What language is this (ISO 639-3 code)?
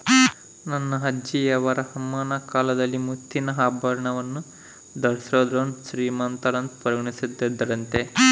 kan